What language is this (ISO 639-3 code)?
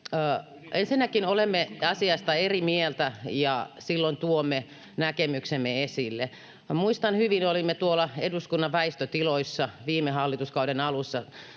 fin